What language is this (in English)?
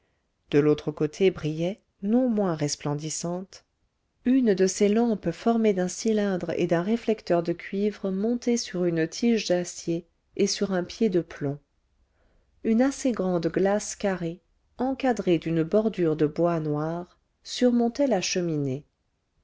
French